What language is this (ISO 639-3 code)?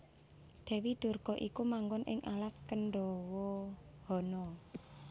jav